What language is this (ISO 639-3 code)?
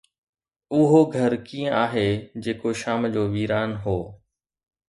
snd